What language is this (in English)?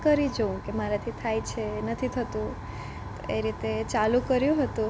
Gujarati